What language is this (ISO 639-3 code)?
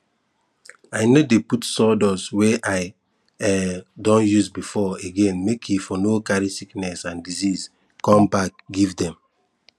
pcm